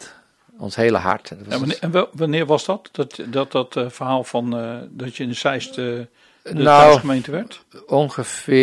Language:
Dutch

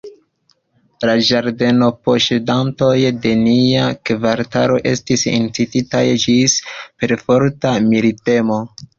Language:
Esperanto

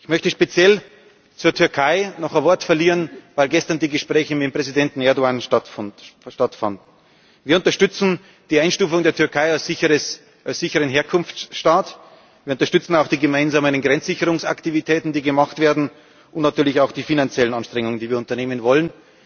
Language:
German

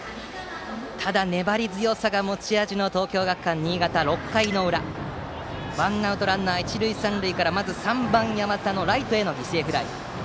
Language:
Japanese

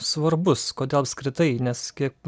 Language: Lithuanian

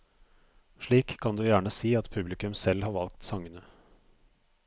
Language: Norwegian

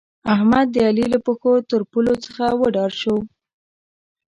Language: Pashto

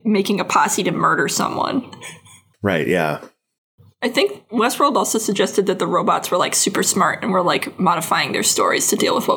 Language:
English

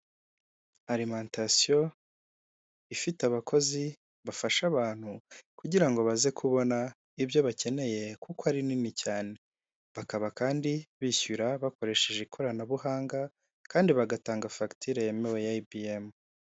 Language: Kinyarwanda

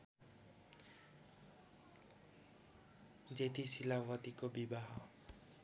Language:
Nepali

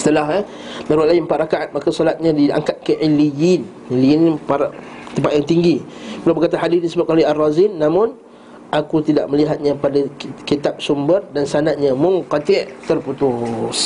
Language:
Malay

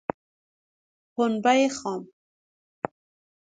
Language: Persian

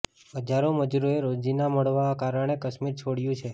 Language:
Gujarati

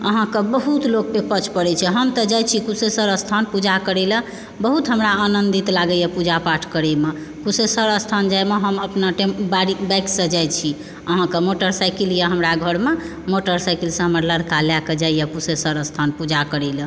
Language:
Maithili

